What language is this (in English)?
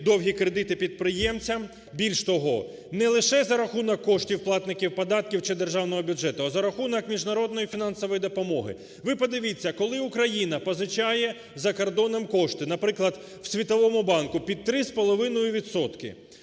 Ukrainian